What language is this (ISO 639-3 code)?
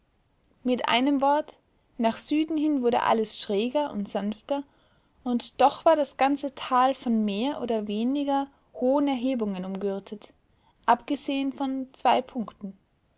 deu